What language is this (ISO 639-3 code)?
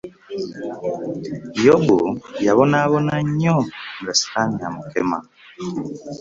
lug